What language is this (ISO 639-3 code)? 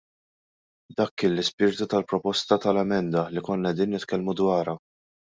mlt